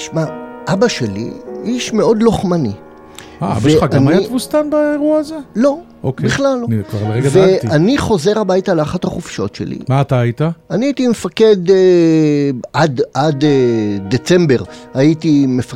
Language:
Hebrew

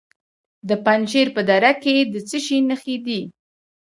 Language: Pashto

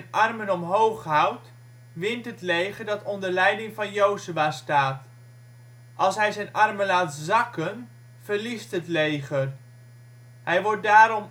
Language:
Dutch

